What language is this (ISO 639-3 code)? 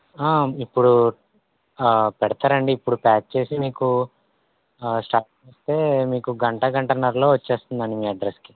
tel